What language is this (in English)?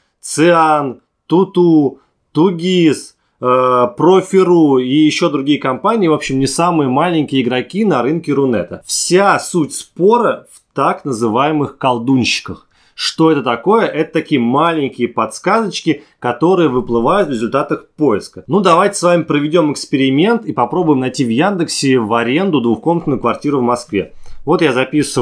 Russian